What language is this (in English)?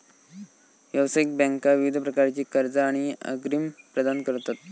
Marathi